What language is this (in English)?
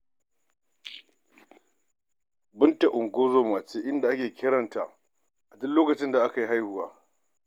Hausa